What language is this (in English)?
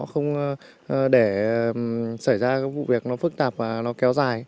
Vietnamese